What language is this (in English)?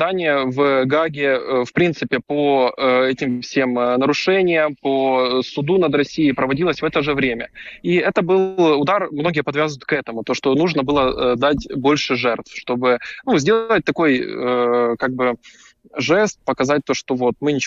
Russian